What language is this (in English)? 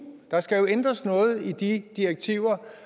Danish